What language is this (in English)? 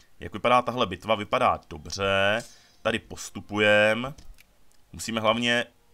Czech